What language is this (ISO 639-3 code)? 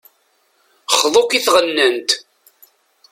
kab